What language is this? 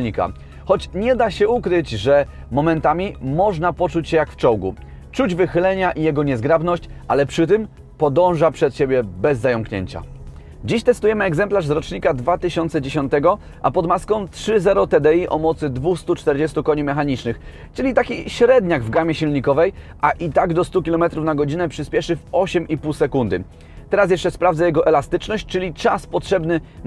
Polish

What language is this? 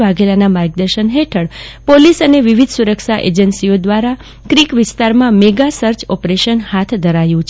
Gujarati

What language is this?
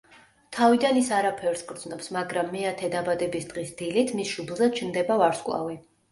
Georgian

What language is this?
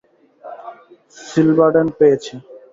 Bangla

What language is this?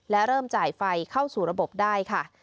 Thai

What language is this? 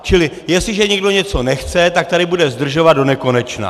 Czech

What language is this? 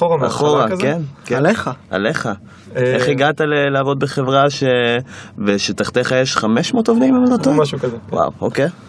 Hebrew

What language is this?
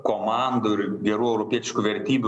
Lithuanian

